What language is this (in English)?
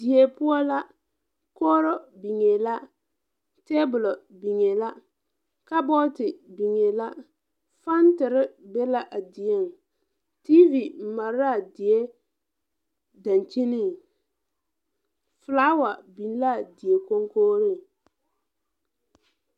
Southern Dagaare